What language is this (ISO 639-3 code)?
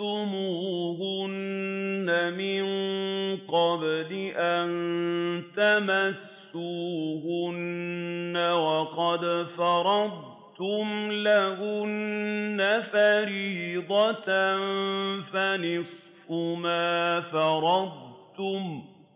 ara